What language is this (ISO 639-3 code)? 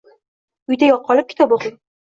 uzb